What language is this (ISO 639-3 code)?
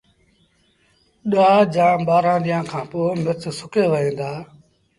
sbn